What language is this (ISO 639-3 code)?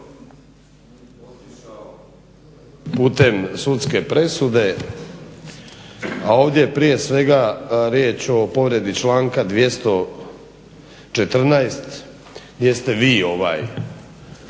hrv